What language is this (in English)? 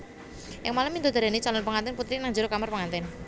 Javanese